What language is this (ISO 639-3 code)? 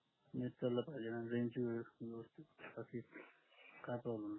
mar